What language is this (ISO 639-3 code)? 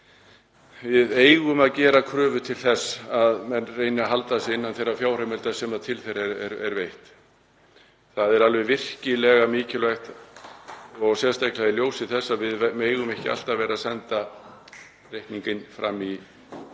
isl